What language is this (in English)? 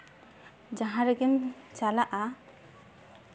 Santali